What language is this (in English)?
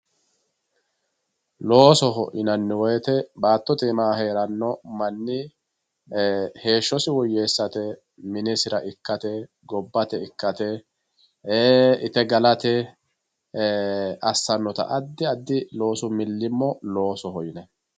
Sidamo